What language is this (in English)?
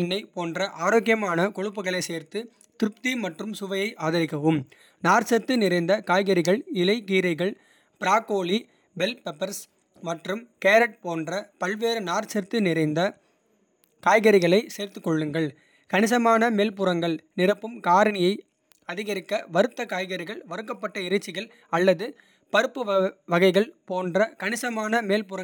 Kota (India)